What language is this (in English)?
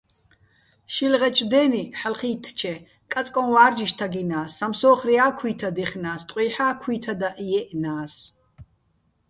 Bats